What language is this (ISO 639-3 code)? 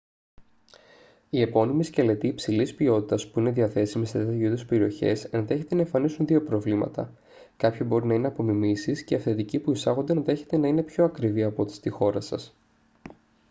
ell